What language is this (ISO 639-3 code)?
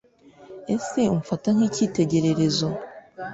kin